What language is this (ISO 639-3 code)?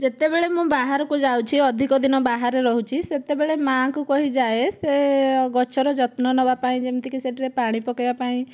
ori